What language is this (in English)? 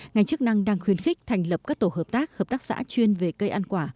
Vietnamese